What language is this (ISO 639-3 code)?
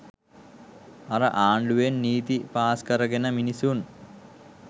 sin